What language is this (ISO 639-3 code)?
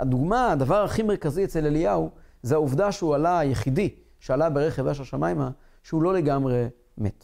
heb